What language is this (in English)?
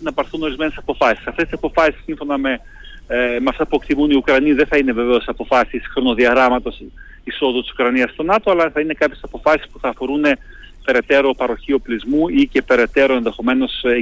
Greek